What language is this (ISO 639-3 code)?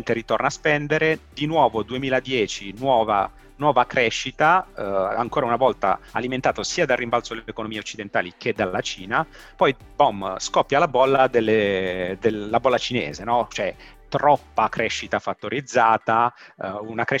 ita